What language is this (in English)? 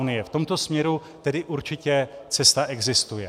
Czech